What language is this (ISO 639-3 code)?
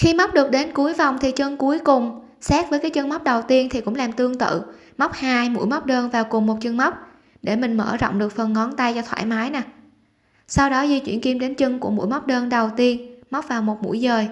vie